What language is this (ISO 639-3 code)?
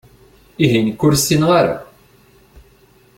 kab